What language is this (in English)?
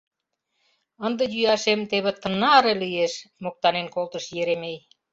Mari